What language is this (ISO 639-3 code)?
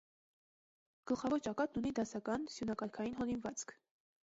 hye